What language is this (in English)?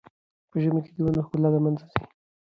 Pashto